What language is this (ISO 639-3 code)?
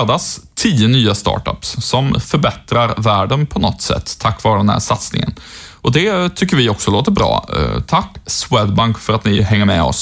swe